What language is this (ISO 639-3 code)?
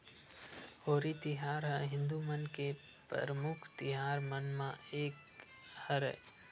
hne